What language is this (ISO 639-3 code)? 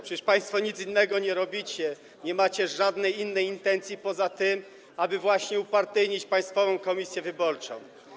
pol